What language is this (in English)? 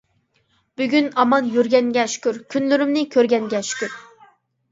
Uyghur